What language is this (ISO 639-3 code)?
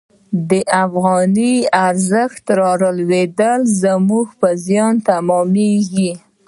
pus